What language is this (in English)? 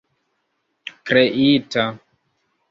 Esperanto